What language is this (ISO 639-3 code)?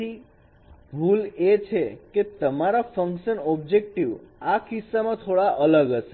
guj